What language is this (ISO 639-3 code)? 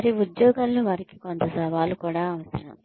tel